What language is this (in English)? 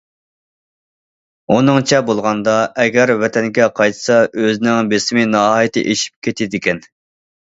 Uyghur